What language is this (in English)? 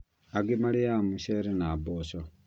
Kikuyu